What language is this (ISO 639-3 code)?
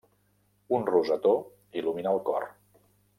cat